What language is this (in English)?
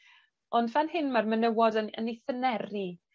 Welsh